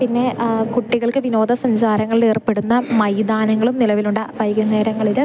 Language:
Malayalam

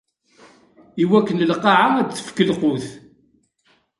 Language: Kabyle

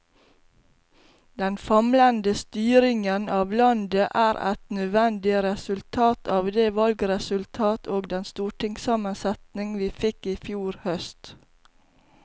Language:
Norwegian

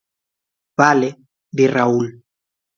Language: Galician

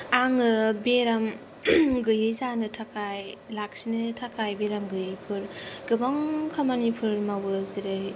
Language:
Bodo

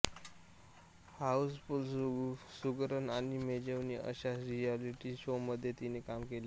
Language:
Marathi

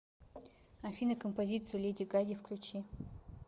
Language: Russian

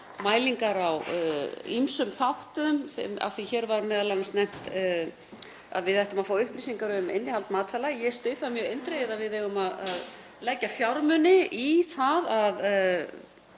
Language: Icelandic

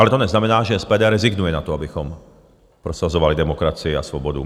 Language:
Czech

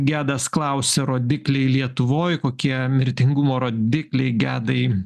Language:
Lithuanian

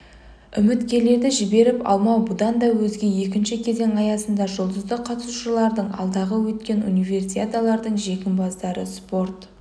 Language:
Kazakh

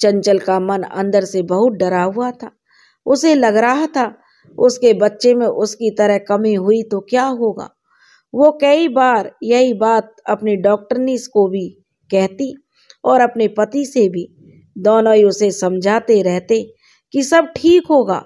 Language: Hindi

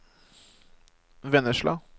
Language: Norwegian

